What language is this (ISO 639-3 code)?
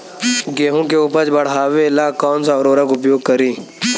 bho